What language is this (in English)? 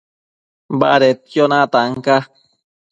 Matsés